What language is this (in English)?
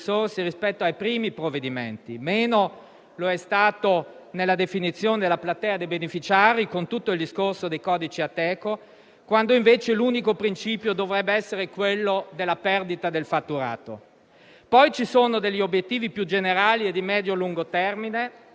Italian